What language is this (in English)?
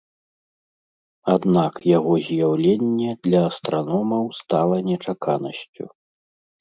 Belarusian